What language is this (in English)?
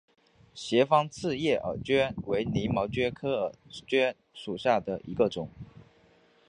Chinese